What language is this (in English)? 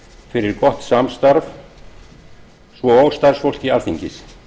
Icelandic